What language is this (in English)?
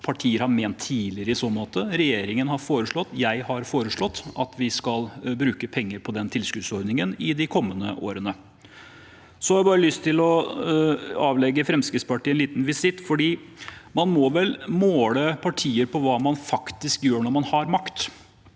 Norwegian